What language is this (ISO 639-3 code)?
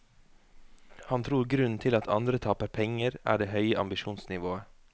nor